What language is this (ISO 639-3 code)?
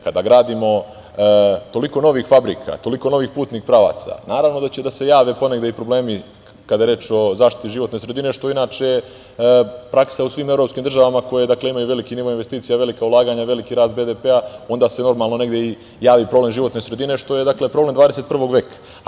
srp